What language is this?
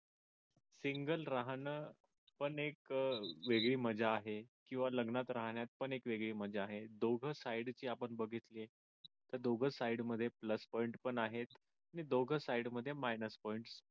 Marathi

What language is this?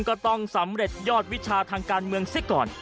Thai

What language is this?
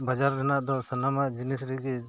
Santali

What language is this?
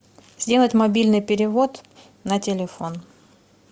Russian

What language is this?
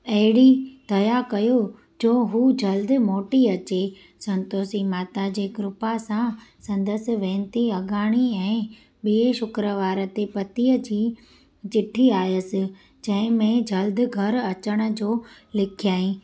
Sindhi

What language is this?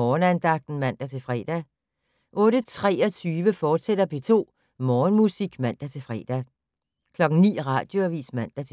Danish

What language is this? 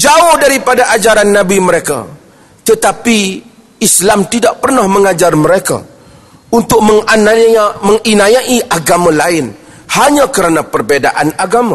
Malay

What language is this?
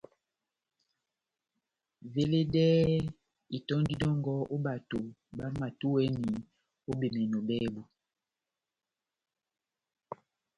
Batanga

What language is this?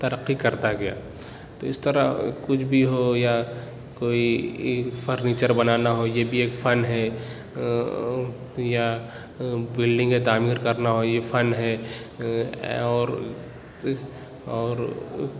Urdu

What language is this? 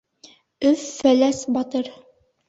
Bashkir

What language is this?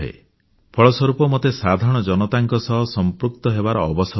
Odia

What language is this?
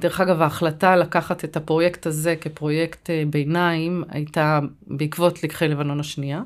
Hebrew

